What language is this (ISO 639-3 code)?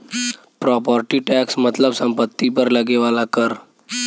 bho